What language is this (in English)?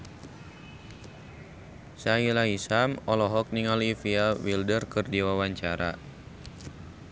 Sundanese